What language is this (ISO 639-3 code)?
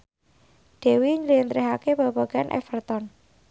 jav